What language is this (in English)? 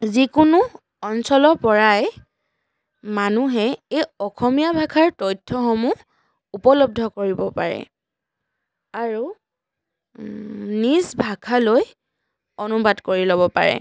Assamese